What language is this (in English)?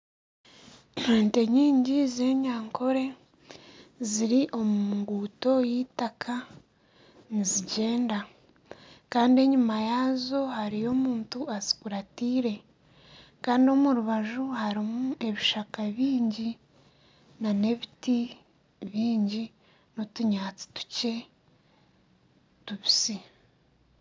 Nyankole